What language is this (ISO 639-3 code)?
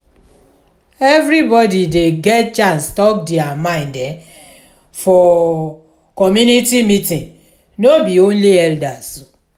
pcm